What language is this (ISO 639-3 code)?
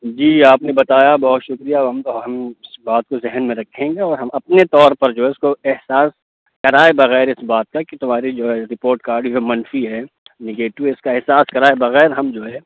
urd